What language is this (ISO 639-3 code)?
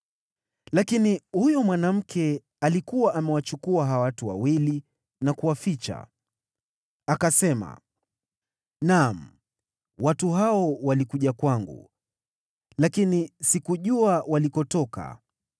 swa